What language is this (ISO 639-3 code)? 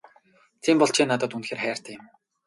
mon